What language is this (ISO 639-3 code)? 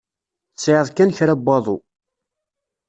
kab